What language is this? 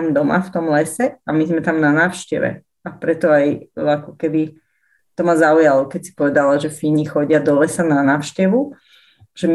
Slovak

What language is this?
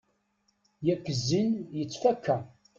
Kabyle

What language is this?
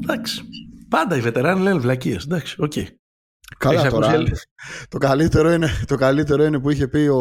Greek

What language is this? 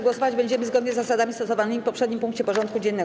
Polish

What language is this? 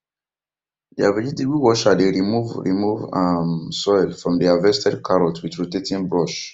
Nigerian Pidgin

